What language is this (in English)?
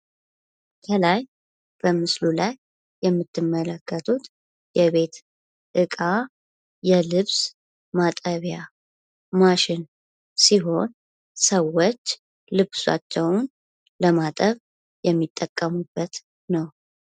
Amharic